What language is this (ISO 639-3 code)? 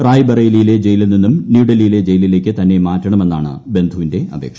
mal